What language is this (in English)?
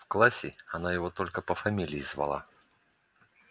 Russian